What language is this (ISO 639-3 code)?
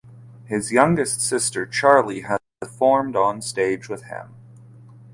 eng